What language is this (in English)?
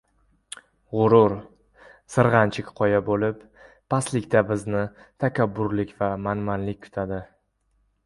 Uzbek